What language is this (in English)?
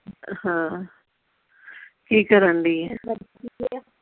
Punjabi